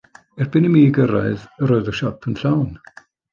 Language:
Welsh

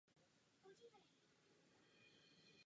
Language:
Czech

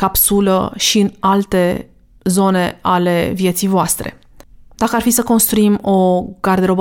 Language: Romanian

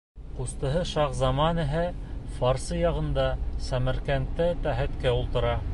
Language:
Bashkir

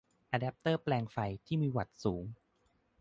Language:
Thai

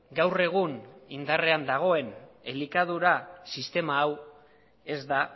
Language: Basque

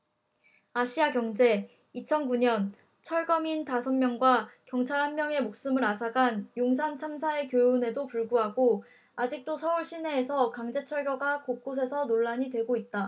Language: Korean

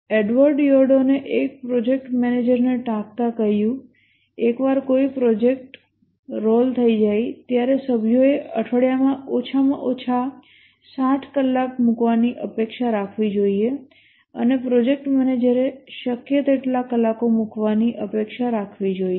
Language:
Gujarati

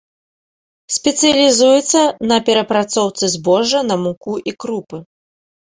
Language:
Belarusian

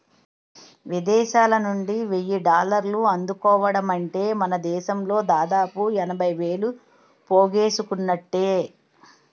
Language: Telugu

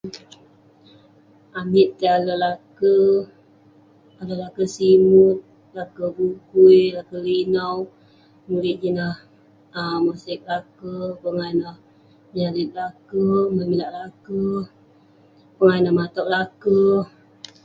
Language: Western Penan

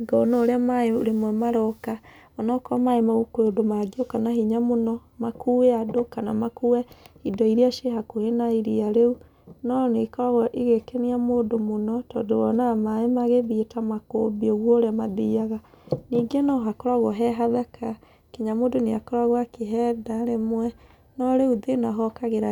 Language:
Kikuyu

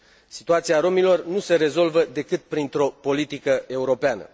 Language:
Romanian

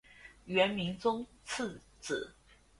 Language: Chinese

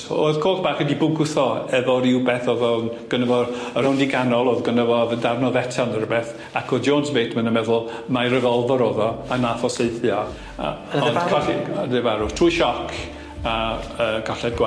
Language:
Welsh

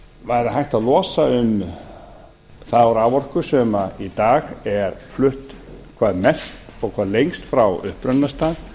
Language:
Icelandic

